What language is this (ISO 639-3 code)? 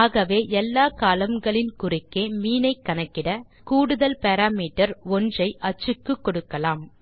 tam